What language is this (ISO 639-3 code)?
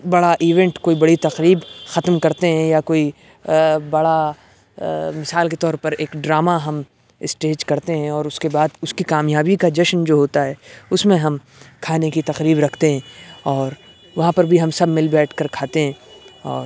urd